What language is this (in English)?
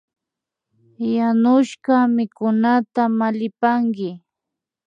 Imbabura Highland Quichua